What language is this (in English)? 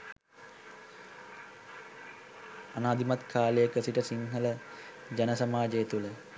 Sinhala